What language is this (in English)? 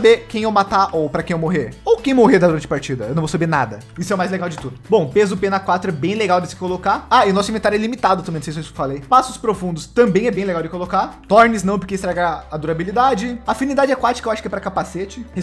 Portuguese